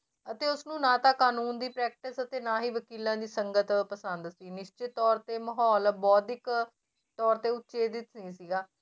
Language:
Punjabi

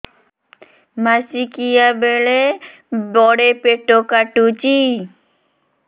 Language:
Odia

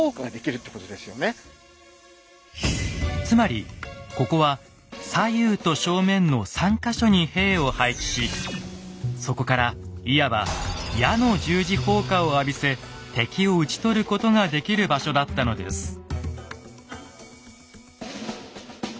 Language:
Japanese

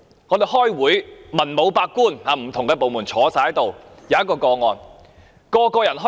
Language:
Cantonese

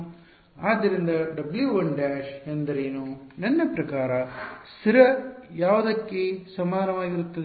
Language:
Kannada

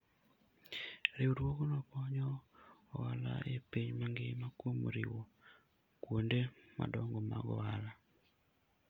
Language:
Luo (Kenya and Tanzania)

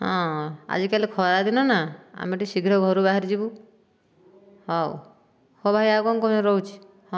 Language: Odia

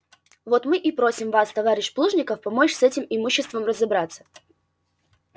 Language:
Russian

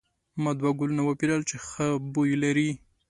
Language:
Pashto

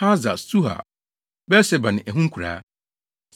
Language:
Akan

